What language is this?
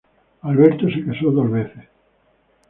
Spanish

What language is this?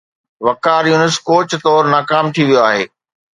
Sindhi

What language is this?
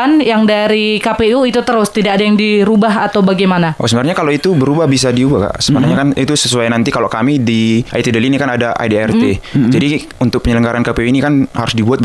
Indonesian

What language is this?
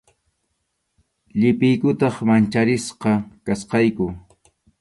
Arequipa-La Unión Quechua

